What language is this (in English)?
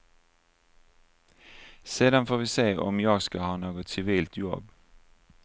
Swedish